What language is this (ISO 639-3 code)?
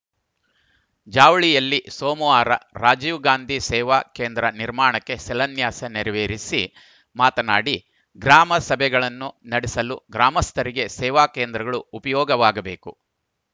kan